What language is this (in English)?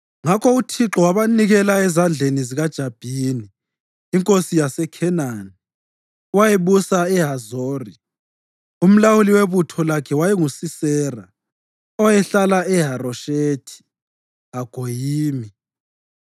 North Ndebele